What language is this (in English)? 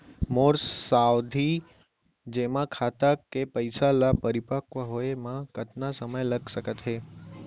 Chhattisgarhi